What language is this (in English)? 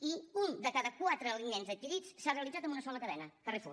Catalan